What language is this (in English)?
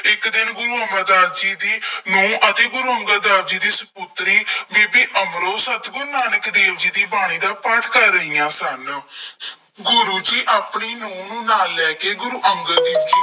Punjabi